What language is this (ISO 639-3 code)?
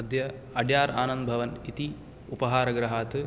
san